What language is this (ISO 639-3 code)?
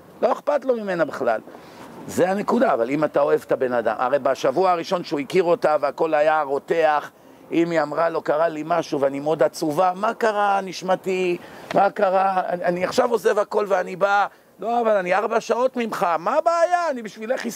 heb